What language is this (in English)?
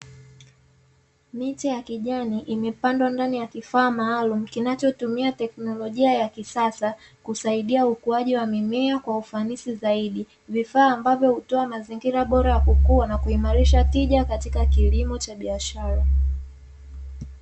Swahili